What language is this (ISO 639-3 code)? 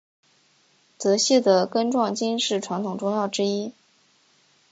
zho